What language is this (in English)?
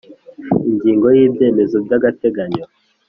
Kinyarwanda